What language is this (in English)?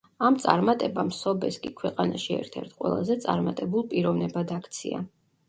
Georgian